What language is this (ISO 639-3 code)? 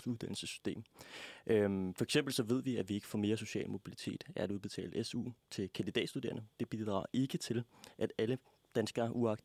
dan